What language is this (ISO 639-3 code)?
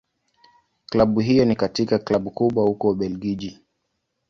swa